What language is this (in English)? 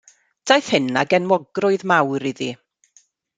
Welsh